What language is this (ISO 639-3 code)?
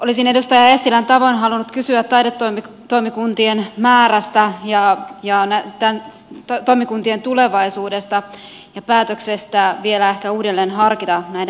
fin